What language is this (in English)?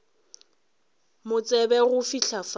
Northern Sotho